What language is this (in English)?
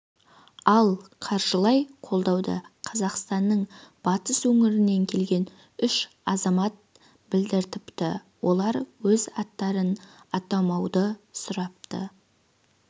Kazakh